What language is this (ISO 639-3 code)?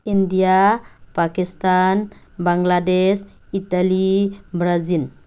mni